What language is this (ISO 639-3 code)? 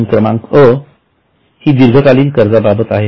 mar